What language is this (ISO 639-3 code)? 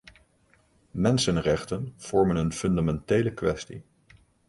nld